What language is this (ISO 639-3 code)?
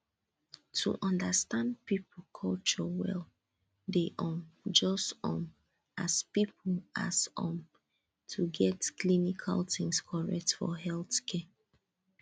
pcm